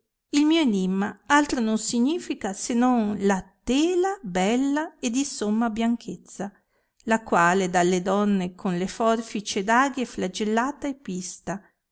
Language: Italian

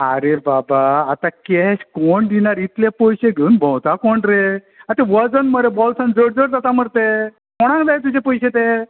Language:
Konkani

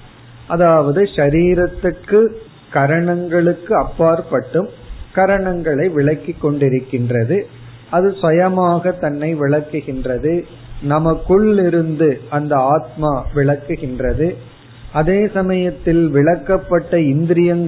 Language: Tamil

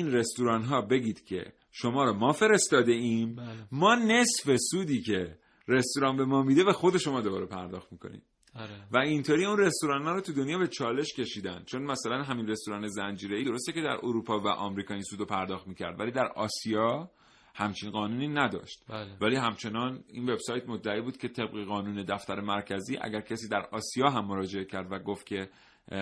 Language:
Persian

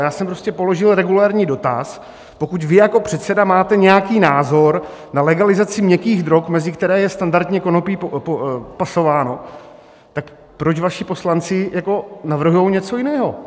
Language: Czech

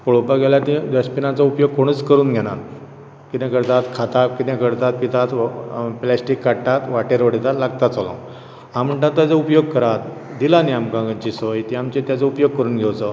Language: Konkani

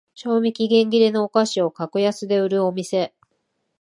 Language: Japanese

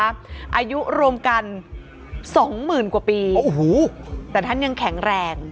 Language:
Thai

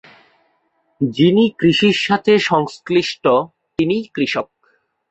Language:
Bangla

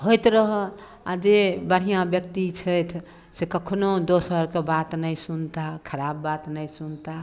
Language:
Maithili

